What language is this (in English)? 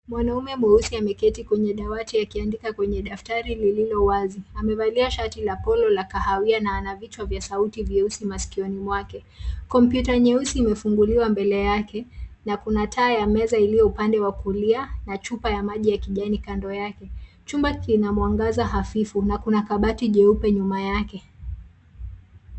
Swahili